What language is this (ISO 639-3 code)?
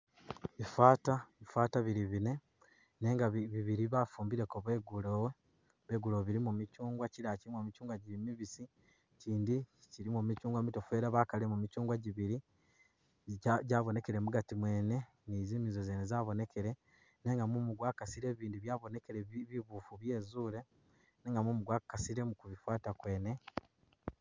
myx